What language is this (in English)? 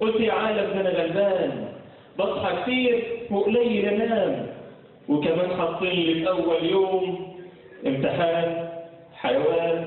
Arabic